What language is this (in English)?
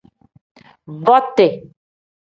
Tem